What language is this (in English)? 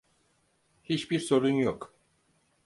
Turkish